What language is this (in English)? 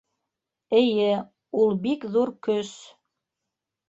Bashkir